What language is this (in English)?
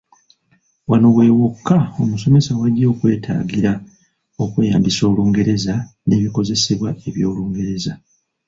Ganda